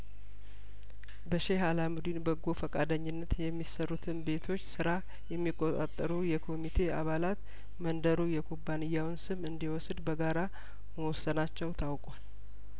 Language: Amharic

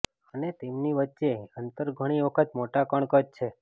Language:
Gujarati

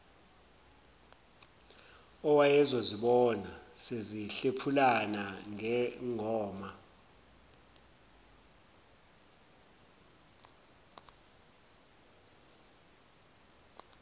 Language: Zulu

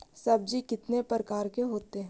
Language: Magahi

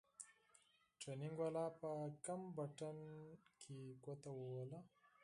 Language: Pashto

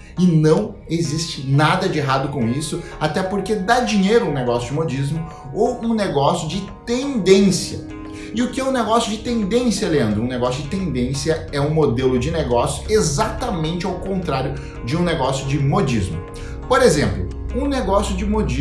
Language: Portuguese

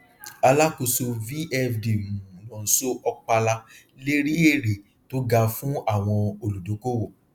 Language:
Yoruba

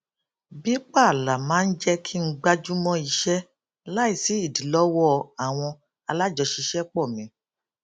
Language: Yoruba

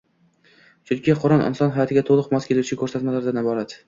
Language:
Uzbek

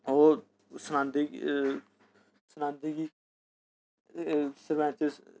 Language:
Dogri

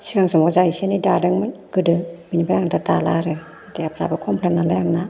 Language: Bodo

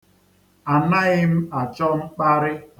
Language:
Igbo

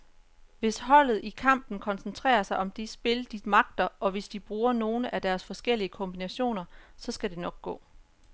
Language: Danish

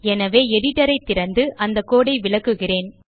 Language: Tamil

